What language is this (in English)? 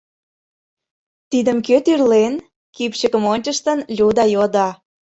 Mari